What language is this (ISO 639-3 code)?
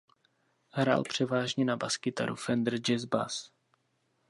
ces